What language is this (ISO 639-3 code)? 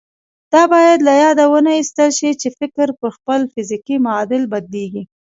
pus